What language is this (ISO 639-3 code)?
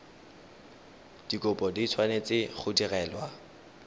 tsn